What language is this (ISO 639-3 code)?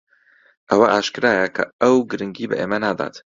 ckb